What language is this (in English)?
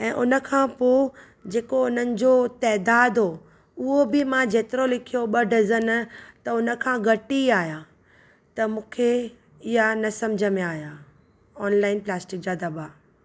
Sindhi